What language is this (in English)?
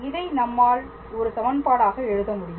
Tamil